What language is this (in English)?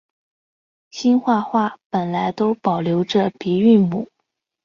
Chinese